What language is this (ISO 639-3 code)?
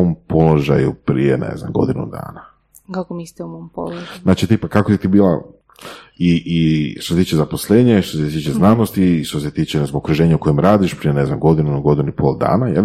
hrv